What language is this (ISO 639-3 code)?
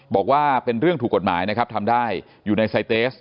tha